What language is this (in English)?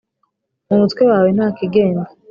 Kinyarwanda